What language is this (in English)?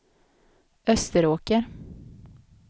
Swedish